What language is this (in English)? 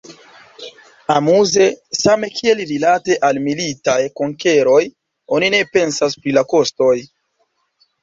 Esperanto